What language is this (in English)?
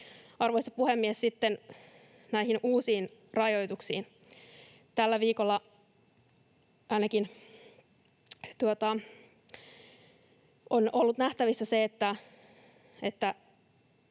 Finnish